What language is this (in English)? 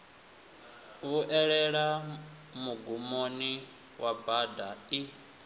Venda